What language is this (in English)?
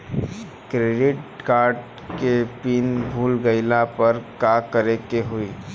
Bhojpuri